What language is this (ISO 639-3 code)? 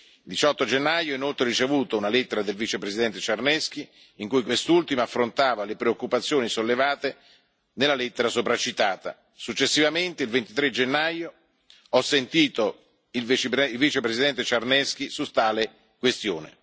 ita